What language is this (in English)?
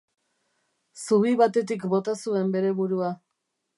Basque